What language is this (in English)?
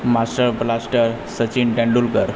Gujarati